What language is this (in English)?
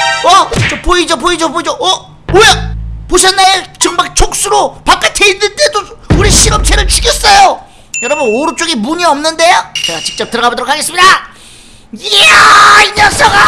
Korean